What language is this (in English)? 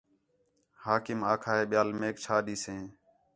Khetrani